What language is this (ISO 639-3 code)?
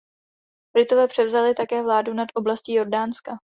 ces